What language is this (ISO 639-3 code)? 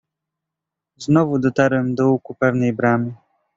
pol